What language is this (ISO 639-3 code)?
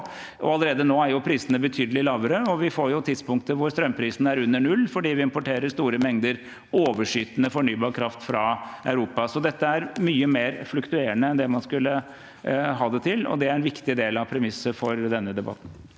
nor